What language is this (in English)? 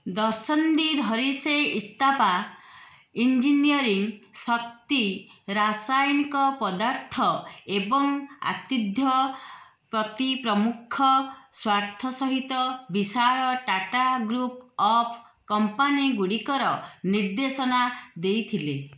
Odia